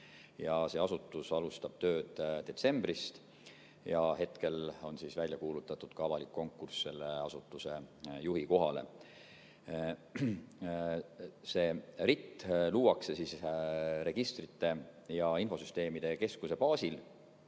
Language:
Estonian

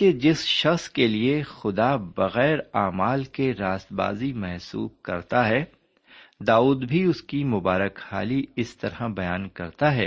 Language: Urdu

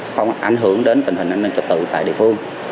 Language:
Vietnamese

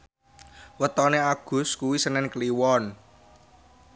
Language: Javanese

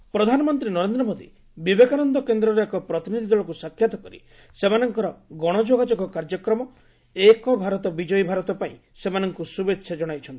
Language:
Odia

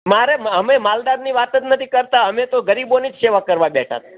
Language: Gujarati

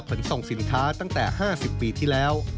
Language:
Thai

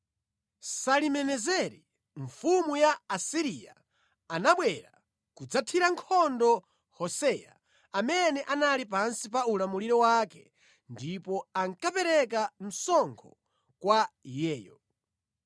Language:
Nyanja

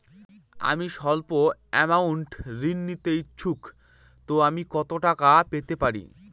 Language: Bangla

